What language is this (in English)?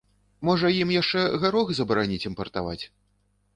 Belarusian